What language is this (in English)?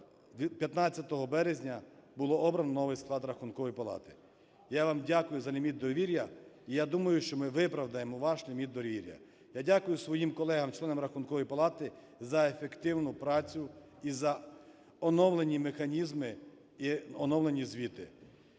Ukrainian